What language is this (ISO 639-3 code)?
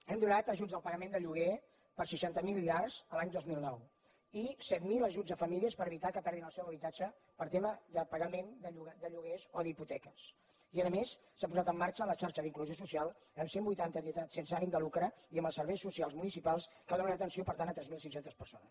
cat